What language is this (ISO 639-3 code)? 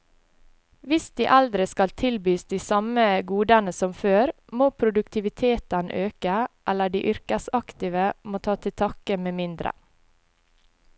nor